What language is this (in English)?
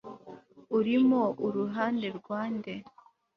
Kinyarwanda